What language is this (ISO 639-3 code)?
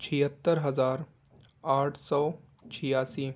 urd